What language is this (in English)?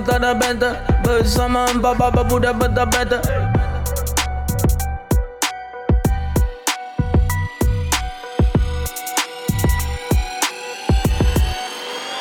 Malay